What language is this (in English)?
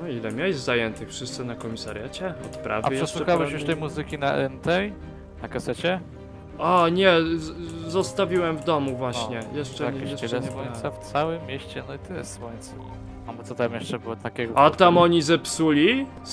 Polish